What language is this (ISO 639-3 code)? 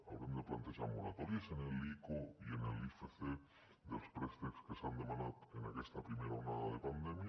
cat